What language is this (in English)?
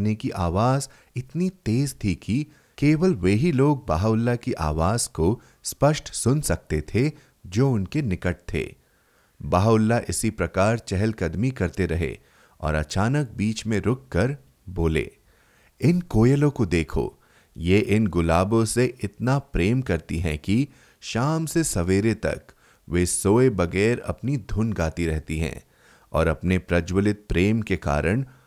Hindi